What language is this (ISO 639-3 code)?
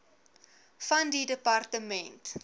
afr